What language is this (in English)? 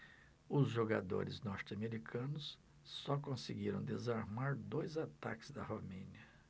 Portuguese